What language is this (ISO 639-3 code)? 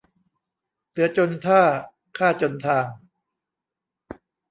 tha